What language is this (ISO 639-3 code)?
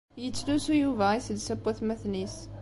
kab